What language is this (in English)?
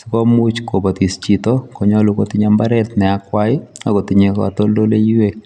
Kalenjin